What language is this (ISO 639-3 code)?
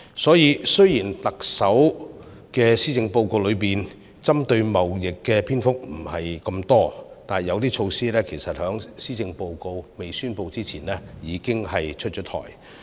yue